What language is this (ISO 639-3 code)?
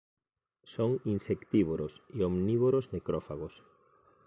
glg